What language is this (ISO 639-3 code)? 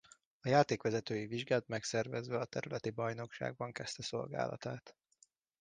hun